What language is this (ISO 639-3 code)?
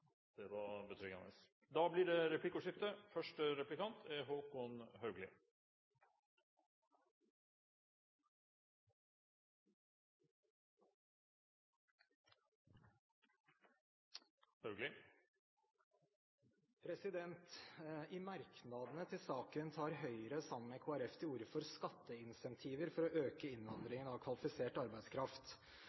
nob